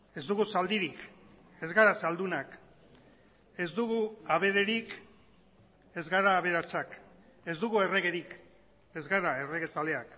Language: Basque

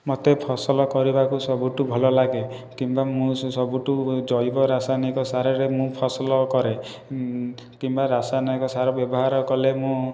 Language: Odia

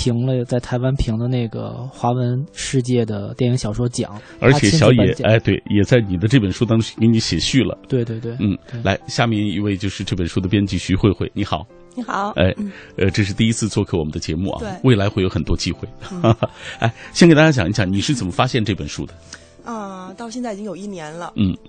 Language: Chinese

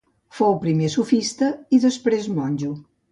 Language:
Catalan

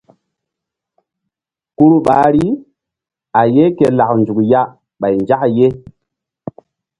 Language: Mbum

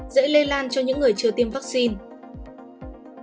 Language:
Vietnamese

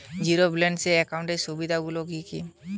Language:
Bangla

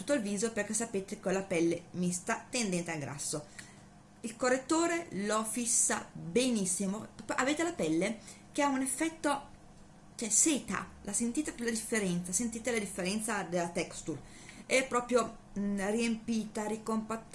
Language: Italian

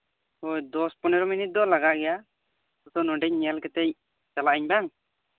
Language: Santali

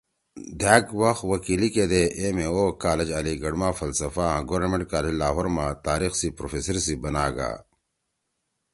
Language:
Torwali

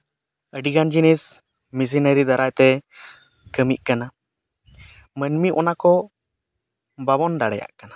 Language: Santali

